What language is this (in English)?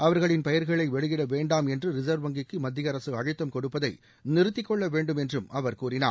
Tamil